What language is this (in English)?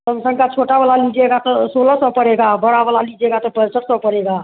Hindi